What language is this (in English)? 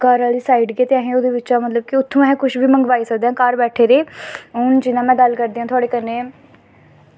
Dogri